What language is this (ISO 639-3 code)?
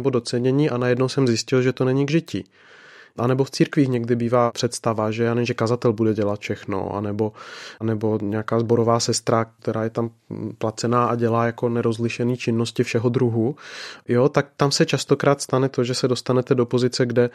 ces